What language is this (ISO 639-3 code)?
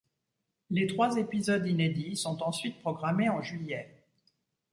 fra